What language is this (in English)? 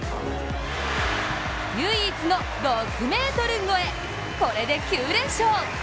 Japanese